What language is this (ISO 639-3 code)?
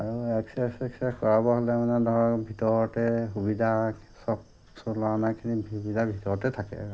asm